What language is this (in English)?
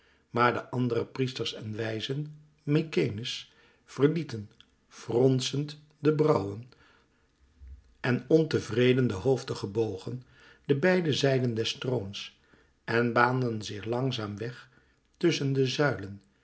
Dutch